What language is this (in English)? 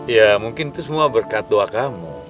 Indonesian